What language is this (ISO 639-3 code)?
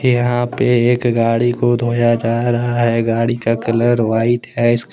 hin